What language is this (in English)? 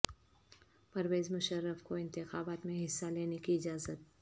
Urdu